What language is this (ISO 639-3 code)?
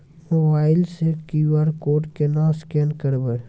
mai